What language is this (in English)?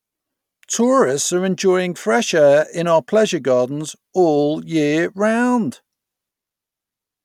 English